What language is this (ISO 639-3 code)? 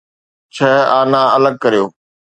snd